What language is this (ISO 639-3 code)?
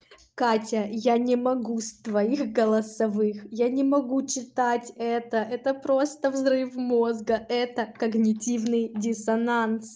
rus